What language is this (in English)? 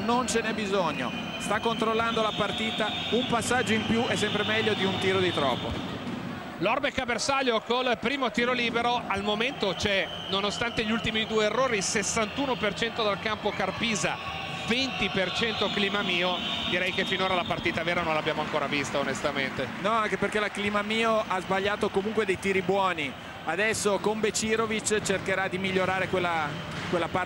Italian